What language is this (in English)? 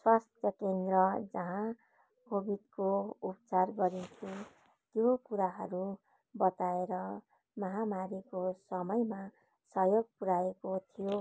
Nepali